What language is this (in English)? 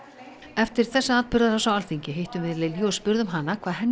Icelandic